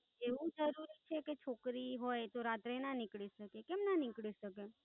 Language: Gujarati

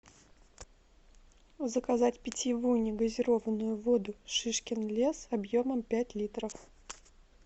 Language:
Russian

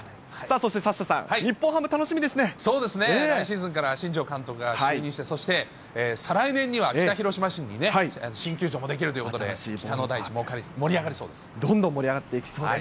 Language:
Japanese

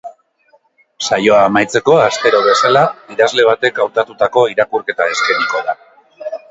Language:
Basque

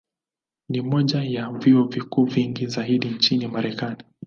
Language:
Swahili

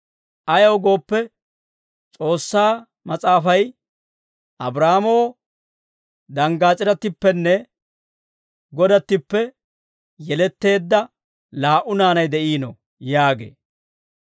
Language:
Dawro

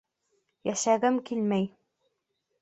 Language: Bashkir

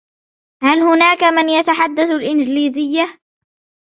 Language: Arabic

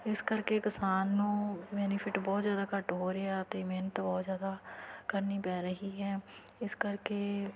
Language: Punjabi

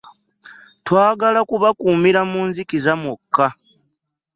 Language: Ganda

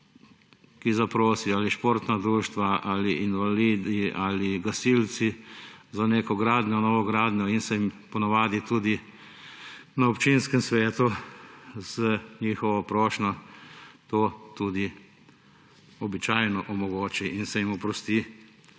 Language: Slovenian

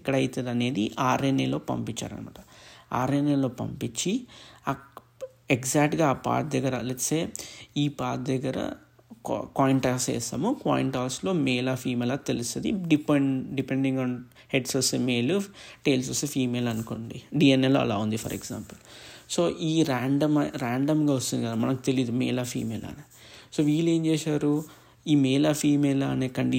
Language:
Telugu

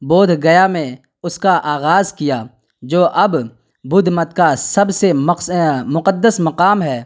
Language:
Urdu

